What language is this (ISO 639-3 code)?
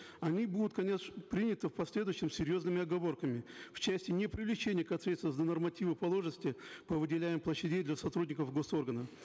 kaz